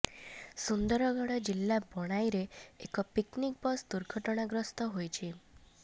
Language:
Odia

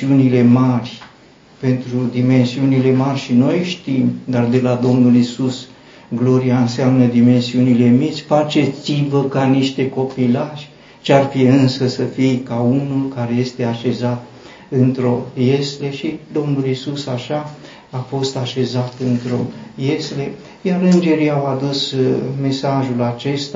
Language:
Romanian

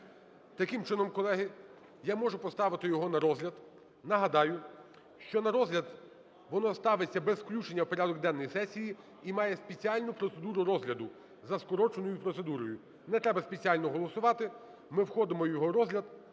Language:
Ukrainian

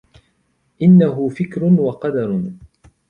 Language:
Arabic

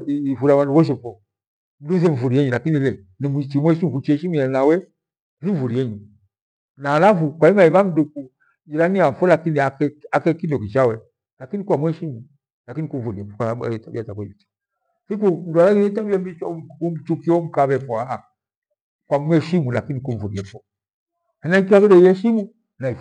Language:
Gweno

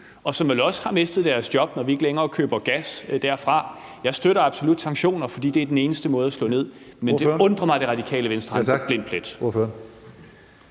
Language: Danish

